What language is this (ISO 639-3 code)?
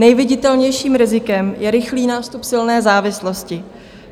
ces